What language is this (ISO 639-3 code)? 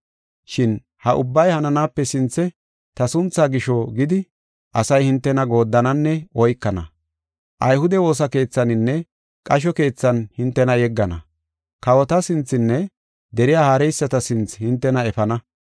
gof